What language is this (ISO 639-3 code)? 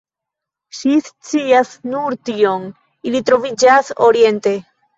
epo